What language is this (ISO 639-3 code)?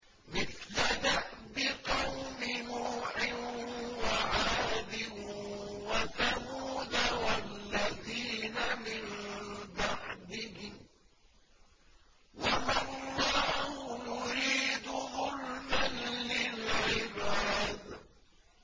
ara